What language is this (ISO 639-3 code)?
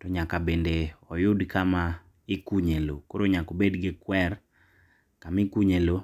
luo